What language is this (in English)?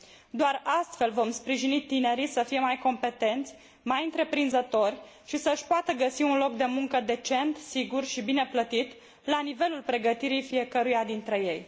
Romanian